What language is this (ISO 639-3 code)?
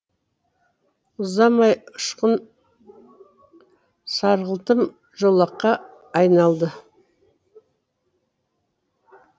kaz